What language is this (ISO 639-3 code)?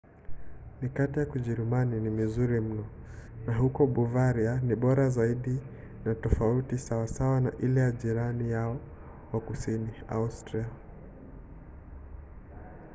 swa